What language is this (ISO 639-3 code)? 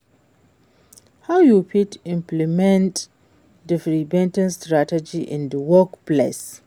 pcm